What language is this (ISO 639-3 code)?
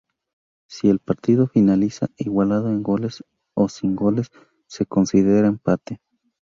spa